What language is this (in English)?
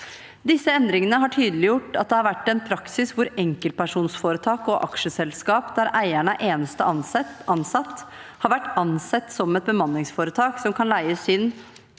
Norwegian